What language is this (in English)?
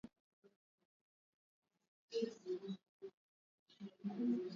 Swahili